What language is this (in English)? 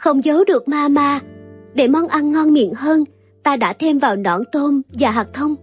Vietnamese